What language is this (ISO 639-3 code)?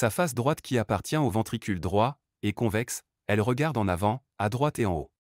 fra